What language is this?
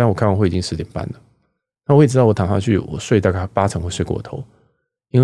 Chinese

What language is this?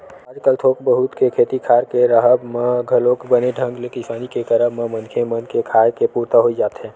Chhattisgarhi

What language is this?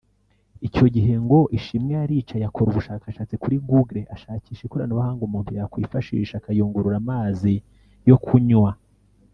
Kinyarwanda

